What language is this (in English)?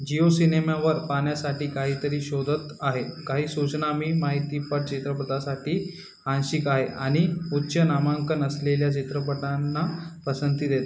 Marathi